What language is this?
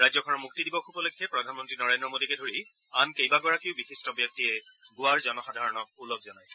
Assamese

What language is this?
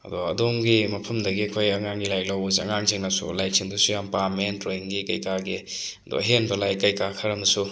Manipuri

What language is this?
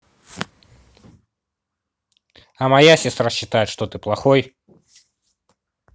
Russian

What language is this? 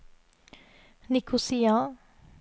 Norwegian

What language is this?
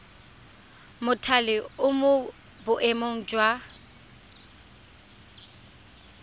Tswana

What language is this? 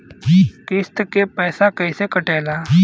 Bhojpuri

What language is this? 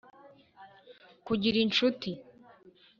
Kinyarwanda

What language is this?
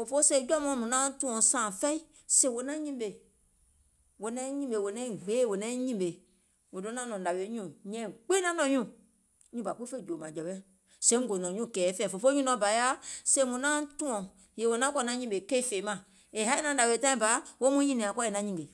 Gola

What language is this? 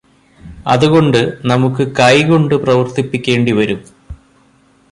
Malayalam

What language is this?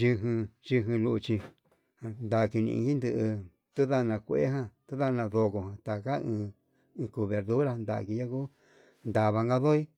Yutanduchi Mixtec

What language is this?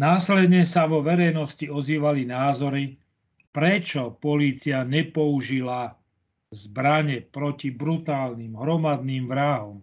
Slovak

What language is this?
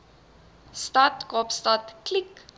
Afrikaans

